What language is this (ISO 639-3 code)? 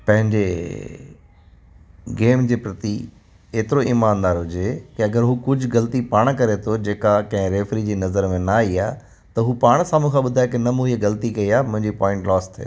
snd